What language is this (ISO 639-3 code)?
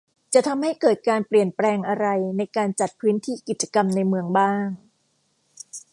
tha